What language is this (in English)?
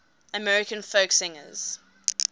English